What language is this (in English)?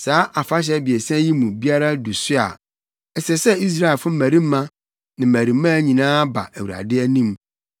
Akan